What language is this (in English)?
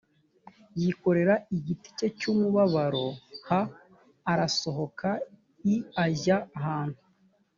Kinyarwanda